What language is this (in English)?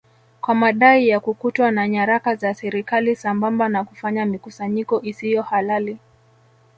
Swahili